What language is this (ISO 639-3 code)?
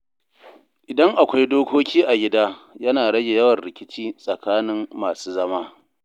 hau